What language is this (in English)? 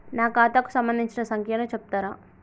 Telugu